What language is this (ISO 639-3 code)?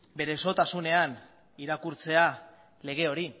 eus